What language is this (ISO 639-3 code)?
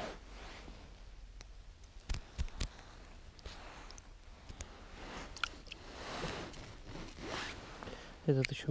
rus